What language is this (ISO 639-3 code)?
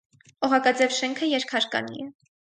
hye